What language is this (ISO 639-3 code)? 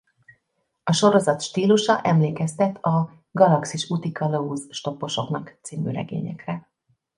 hun